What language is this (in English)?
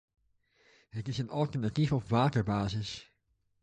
Dutch